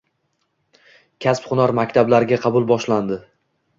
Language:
Uzbek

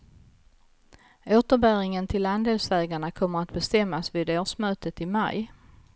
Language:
Swedish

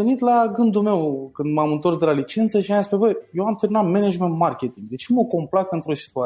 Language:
Romanian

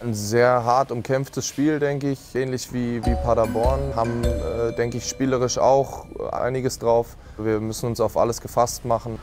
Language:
German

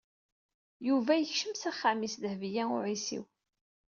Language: Kabyle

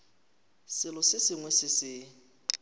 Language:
Northern Sotho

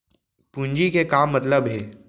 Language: Chhattisgarhi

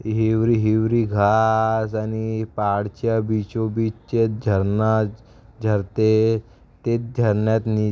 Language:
Marathi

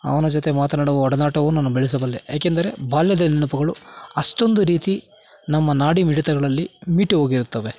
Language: Kannada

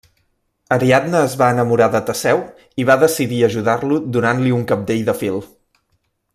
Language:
Catalan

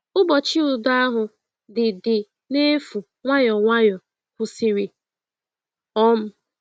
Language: Igbo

